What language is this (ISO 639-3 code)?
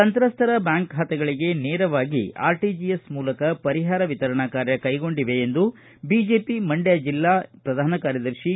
kan